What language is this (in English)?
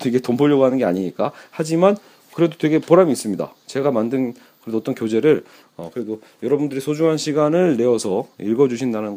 Korean